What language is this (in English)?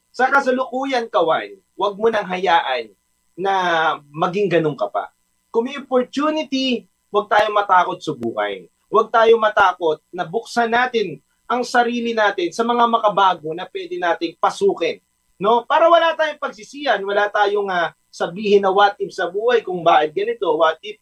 Filipino